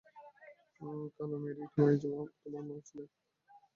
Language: Bangla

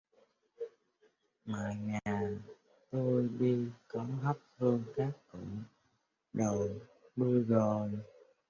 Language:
Vietnamese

